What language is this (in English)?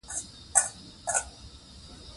Pashto